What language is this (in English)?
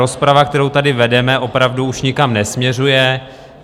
Czech